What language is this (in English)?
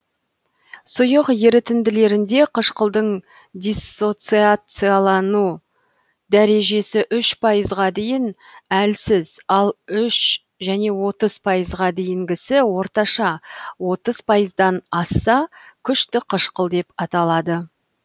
Kazakh